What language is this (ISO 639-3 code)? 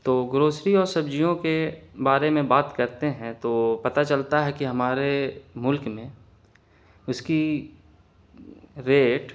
urd